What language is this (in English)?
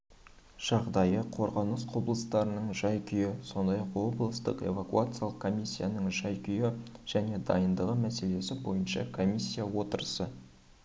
Kazakh